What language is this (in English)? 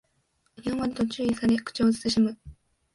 Japanese